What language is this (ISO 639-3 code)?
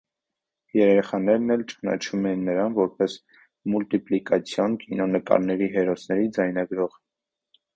hye